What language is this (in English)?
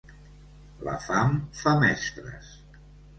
Catalan